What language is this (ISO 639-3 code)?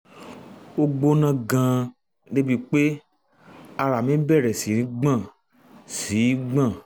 yor